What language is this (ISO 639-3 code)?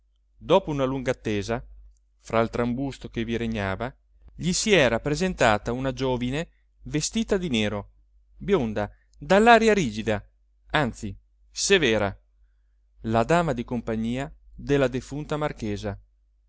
ita